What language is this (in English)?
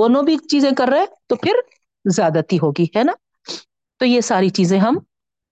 Urdu